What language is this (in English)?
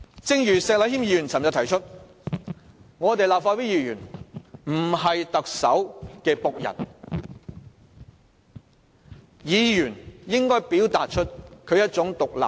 Cantonese